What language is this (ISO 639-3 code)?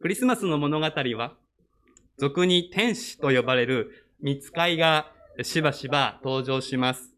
jpn